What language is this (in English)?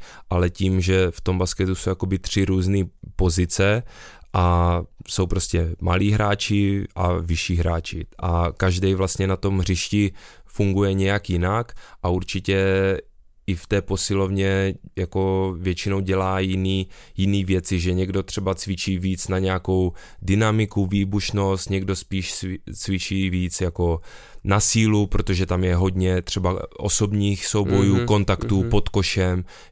Czech